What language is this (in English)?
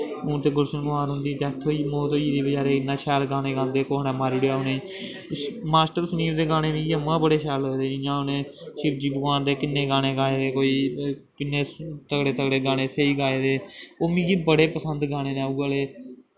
Dogri